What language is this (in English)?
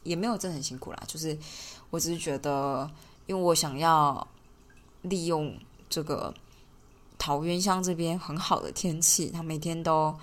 Chinese